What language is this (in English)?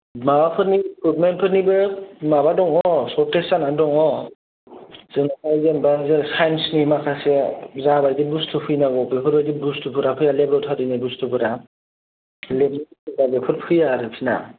Bodo